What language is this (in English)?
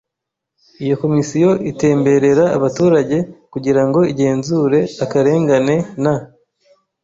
Kinyarwanda